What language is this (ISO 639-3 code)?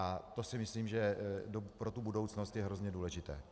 ces